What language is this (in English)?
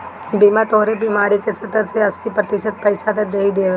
Bhojpuri